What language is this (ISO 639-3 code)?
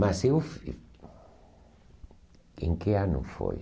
por